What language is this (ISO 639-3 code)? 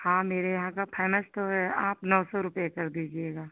hin